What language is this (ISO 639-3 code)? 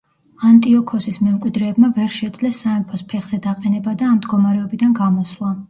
kat